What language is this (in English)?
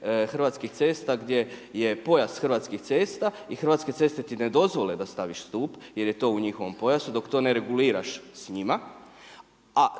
Croatian